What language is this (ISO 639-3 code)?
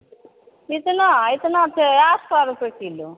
mai